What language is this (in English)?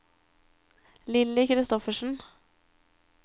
Norwegian